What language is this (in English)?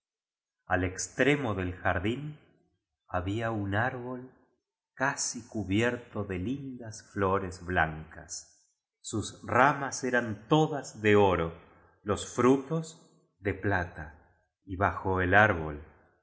Spanish